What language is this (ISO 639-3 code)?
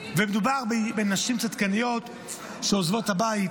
heb